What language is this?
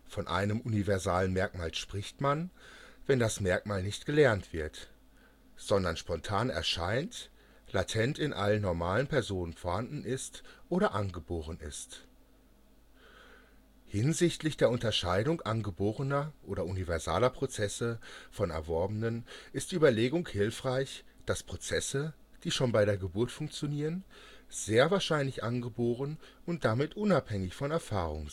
German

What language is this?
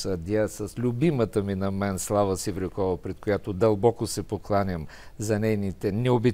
Bulgarian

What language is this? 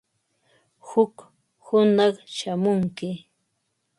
Ambo-Pasco Quechua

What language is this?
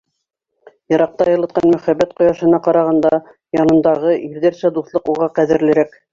Bashkir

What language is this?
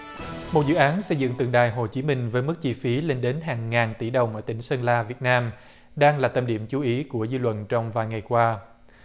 Vietnamese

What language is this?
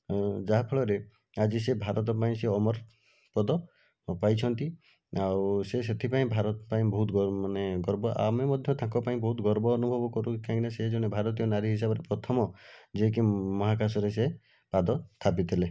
Odia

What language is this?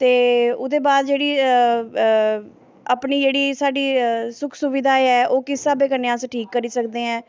Dogri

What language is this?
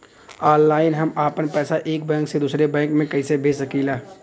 Bhojpuri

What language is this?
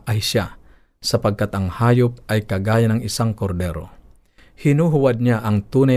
Filipino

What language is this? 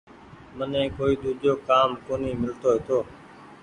Goaria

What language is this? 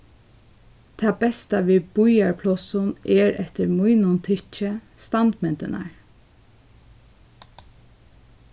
Faroese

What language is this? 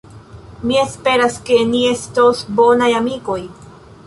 Esperanto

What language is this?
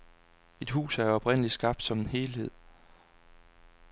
Danish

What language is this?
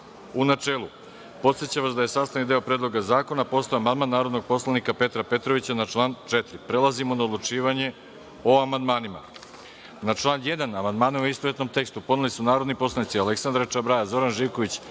Serbian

